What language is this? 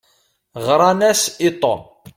Kabyle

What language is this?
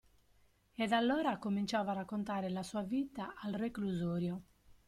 Italian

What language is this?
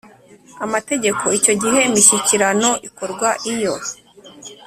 Kinyarwanda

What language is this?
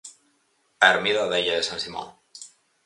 Galician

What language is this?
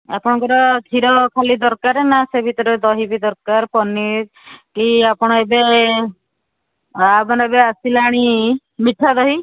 Odia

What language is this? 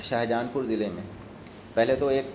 Urdu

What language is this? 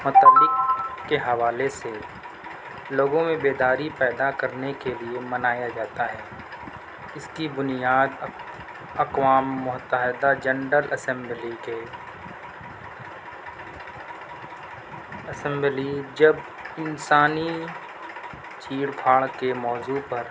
Urdu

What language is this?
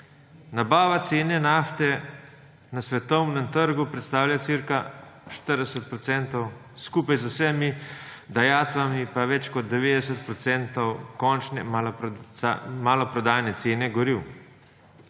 Slovenian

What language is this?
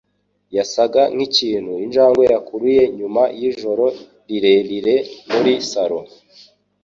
Kinyarwanda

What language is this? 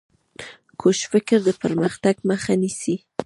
Pashto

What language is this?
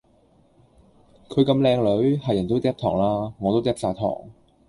Cantonese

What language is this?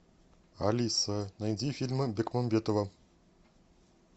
Russian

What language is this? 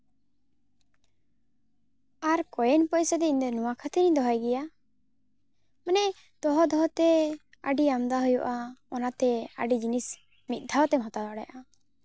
Santali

